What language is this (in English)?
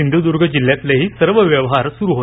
Marathi